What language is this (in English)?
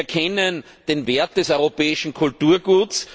German